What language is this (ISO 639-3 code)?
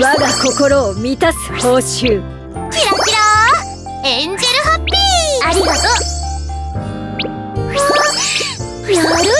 jpn